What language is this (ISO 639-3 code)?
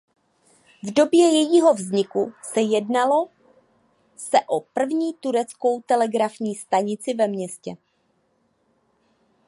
ces